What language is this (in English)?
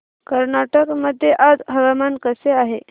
Marathi